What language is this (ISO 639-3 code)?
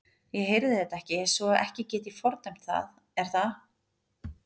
isl